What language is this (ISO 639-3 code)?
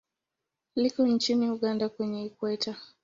swa